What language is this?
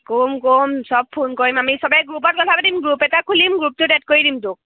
Assamese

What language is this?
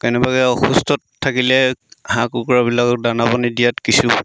Assamese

